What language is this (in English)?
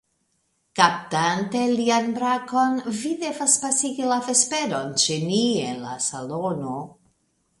Esperanto